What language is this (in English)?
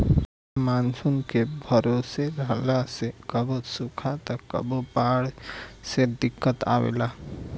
Bhojpuri